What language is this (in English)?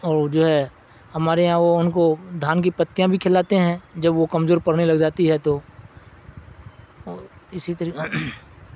Urdu